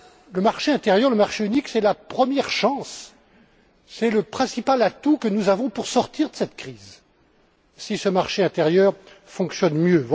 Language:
French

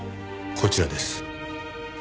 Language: Japanese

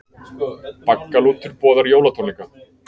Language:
Icelandic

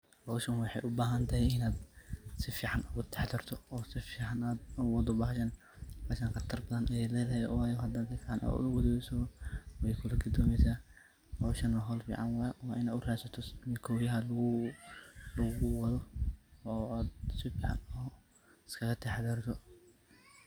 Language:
Somali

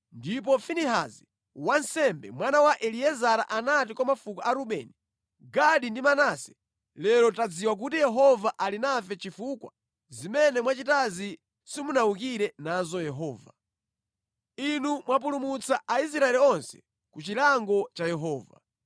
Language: Nyanja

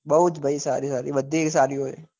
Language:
Gujarati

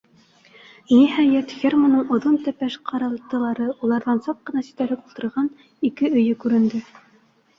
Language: Bashkir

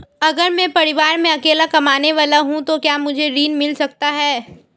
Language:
Hindi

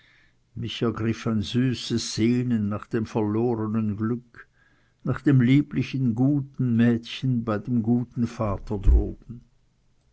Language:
German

